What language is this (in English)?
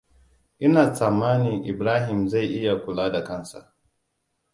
Hausa